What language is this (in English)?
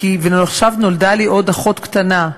Hebrew